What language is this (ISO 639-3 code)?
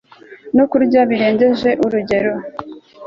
kin